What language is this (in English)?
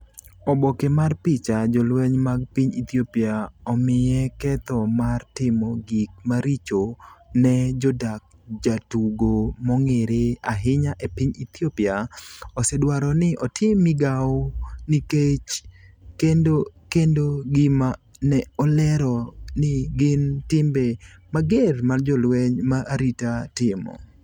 Luo (Kenya and Tanzania)